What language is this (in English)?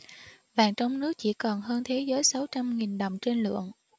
Vietnamese